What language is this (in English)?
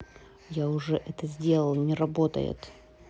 Russian